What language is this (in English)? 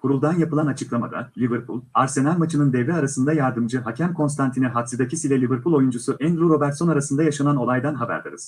Turkish